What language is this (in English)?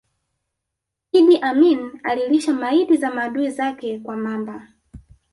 Swahili